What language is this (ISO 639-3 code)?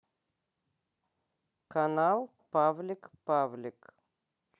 rus